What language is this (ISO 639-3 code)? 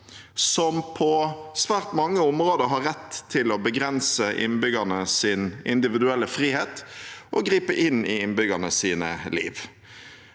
nor